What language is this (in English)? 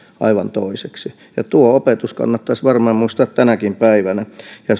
Finnish